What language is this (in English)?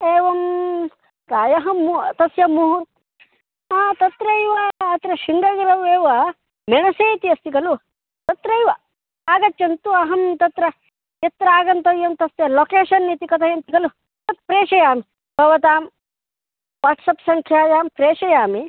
Sanskrit